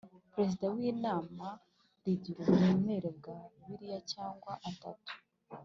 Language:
Kinyarwanda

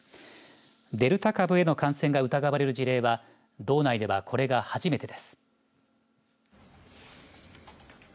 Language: Japanese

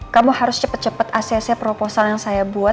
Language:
Indonesian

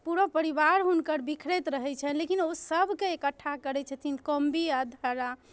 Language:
Maithili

